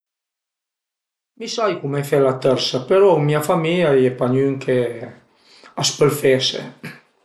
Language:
Piedmontese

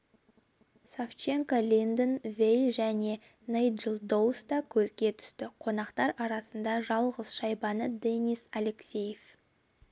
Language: Kazakh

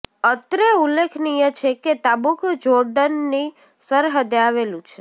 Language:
Gujarati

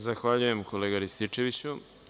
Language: Serbian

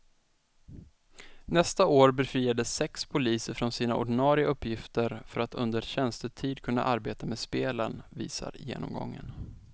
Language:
Swedish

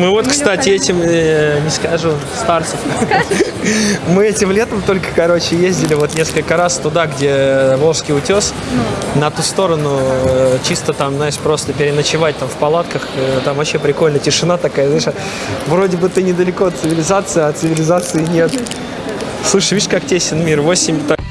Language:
Russian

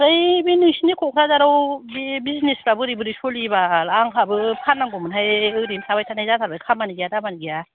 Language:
Bodo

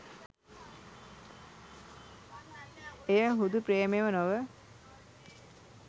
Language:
Sinhala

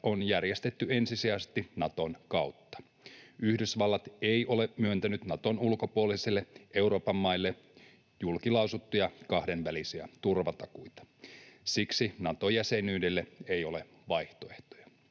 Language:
Finnish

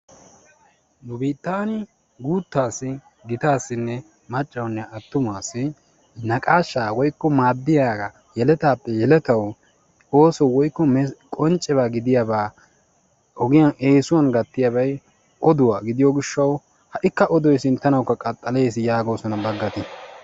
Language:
Wolaytta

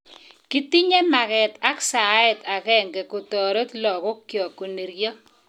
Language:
Kalenjin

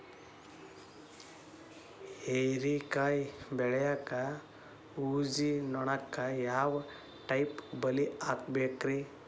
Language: Kannada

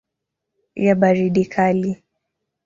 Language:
Swahili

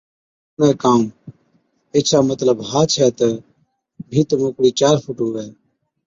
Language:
Od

